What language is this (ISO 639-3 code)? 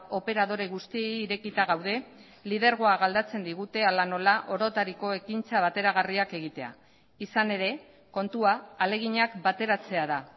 eus